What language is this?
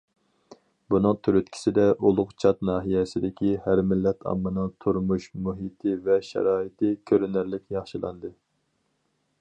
Uyghur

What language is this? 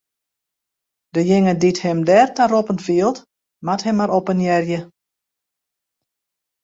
Western Frisian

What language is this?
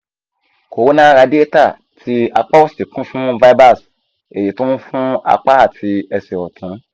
Yoruba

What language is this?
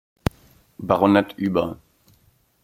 German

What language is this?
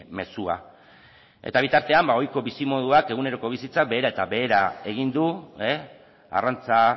Basque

